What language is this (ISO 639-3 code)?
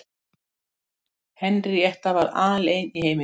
isl